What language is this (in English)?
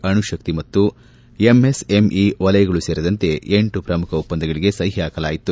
Kannada